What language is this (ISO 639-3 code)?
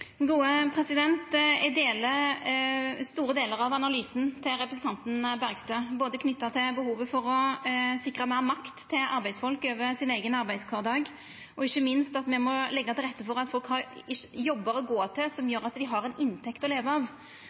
nno